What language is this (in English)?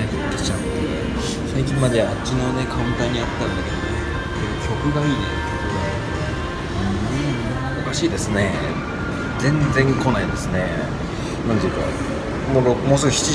Japanese